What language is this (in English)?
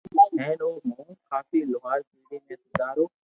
Loarki